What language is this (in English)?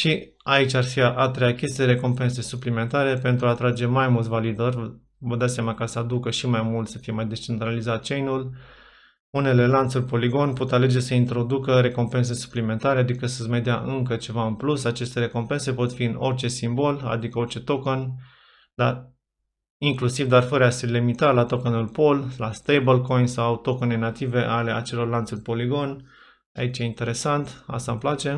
Romanian